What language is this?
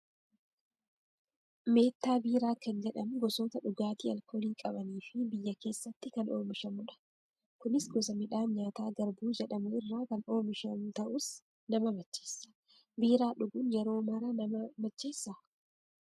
Oromo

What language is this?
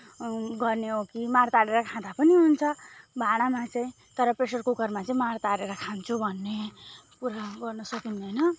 Nepali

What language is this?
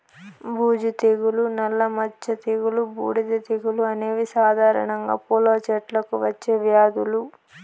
Telugu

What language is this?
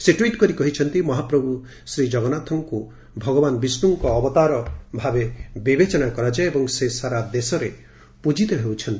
Odia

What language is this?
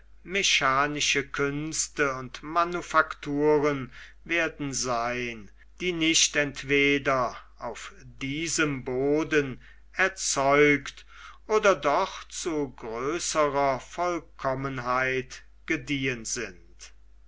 German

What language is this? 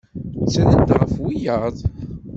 Kabyle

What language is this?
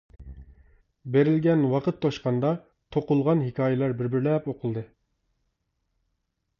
Uyghur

